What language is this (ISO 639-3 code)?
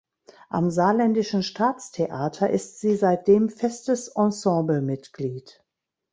deu